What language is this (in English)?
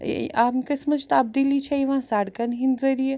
Kashmiri